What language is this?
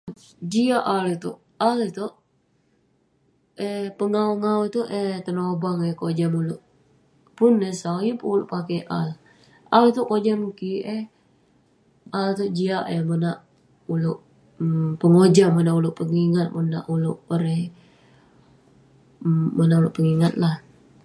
Western Penan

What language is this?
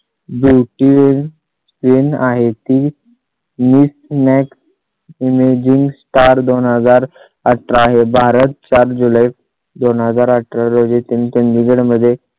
Marathi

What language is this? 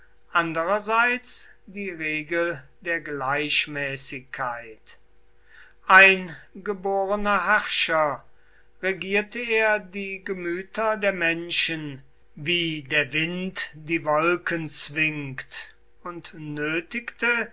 German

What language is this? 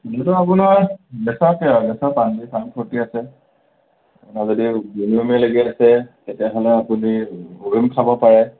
Assamese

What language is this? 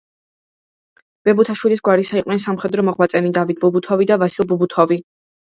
Georgian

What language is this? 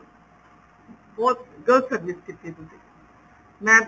Punjabi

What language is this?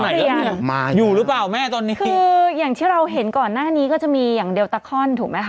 Thai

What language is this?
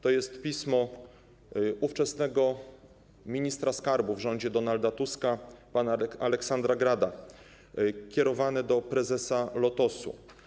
Polish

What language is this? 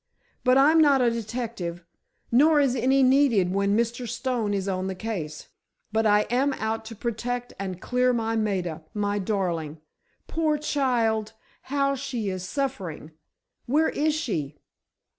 English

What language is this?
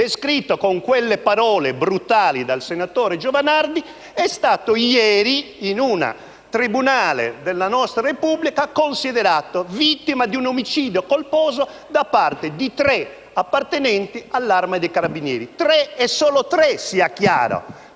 Italian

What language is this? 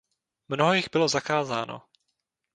Czech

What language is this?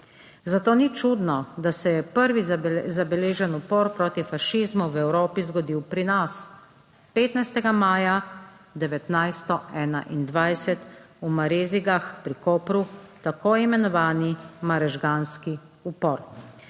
Slovenian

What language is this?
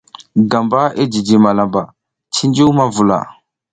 South Giziga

